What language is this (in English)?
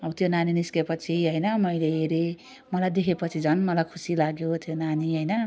Nepali